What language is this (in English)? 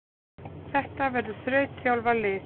Icelandic